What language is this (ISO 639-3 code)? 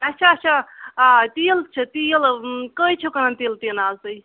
kas